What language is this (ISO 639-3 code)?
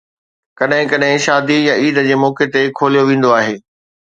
snd